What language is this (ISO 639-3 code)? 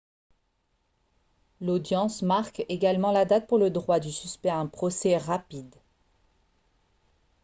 fra